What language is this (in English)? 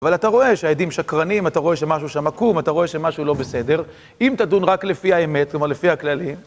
Hebrew